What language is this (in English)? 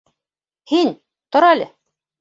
Bashkir